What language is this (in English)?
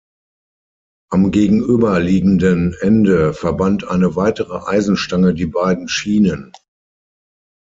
German